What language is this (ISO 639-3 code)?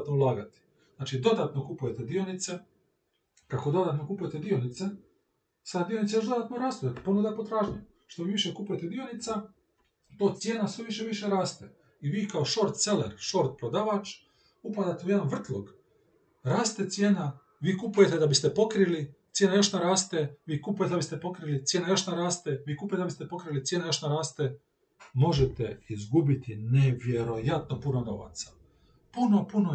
hrv